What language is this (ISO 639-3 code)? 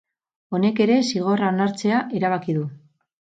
eus